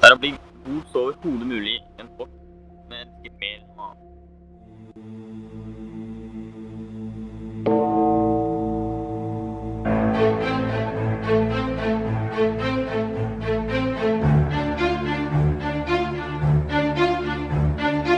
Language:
Norwegian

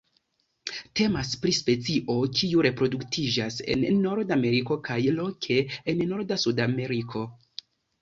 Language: Esperanto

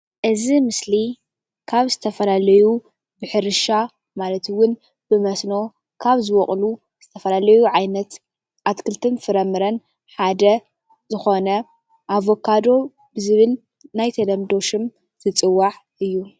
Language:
Tigrinya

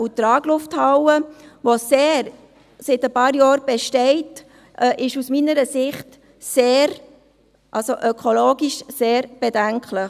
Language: Swiss German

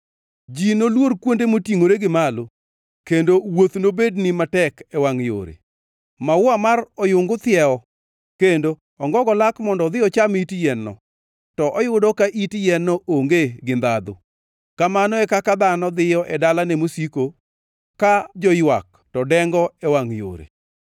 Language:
Luo (Kenya and Tanzania)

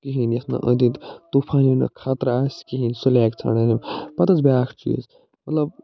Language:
Kashmiri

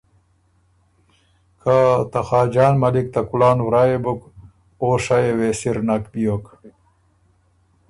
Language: Ormuri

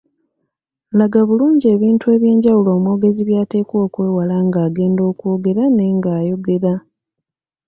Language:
Ganda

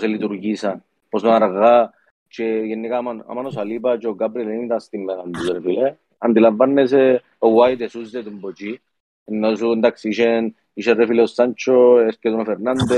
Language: Greek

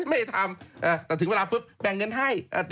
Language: Thai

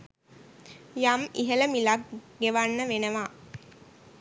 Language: Sinhala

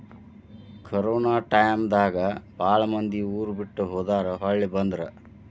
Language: Kannada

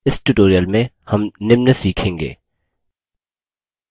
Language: Hindi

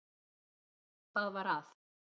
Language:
Icelandic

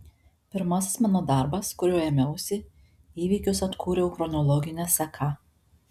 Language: Lithuanian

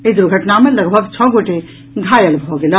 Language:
Maithili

